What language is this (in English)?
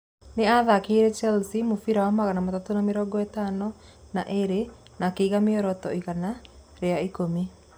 Kikuyu